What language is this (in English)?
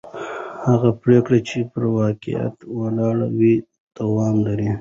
Pashto